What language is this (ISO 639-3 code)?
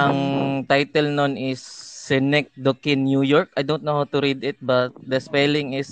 fil